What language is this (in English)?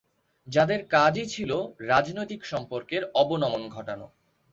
Bangla